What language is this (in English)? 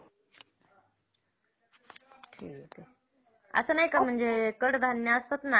Marathi